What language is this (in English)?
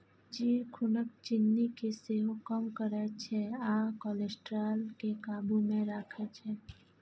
Maithili